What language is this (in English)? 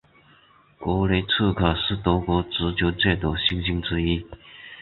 Chinese